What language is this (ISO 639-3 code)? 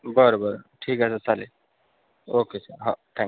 mar